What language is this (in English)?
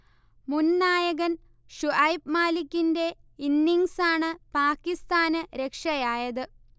Malayalam